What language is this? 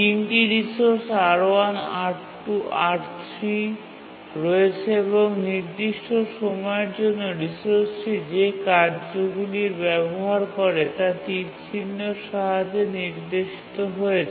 Bangla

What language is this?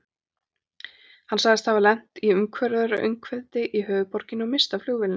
Icelandic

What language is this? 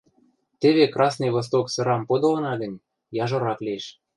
Western Mari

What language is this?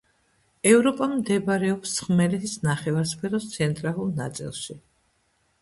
Georgian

